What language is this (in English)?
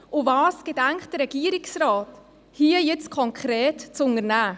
Swiss German